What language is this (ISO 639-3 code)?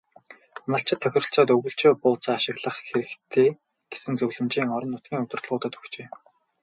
mon